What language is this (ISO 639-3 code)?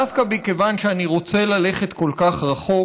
heb